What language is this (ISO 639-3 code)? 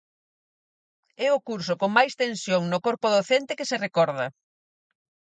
glg